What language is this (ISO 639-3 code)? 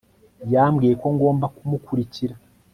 kin